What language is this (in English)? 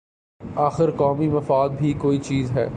Urdu